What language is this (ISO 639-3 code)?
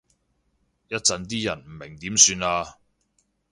yue